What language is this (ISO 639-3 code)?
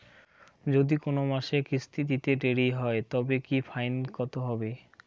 ben